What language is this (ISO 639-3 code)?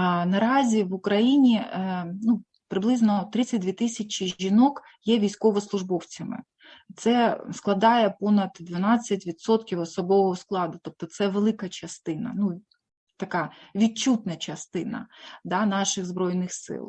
ukr